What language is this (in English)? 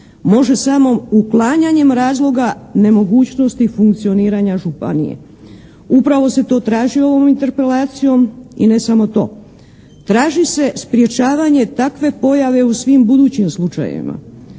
Croatian